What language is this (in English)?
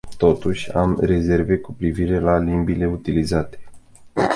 Romanian